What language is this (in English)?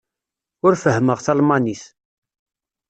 Kabyle